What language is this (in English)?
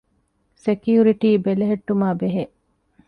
Divehi